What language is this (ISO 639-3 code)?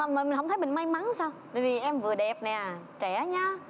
vie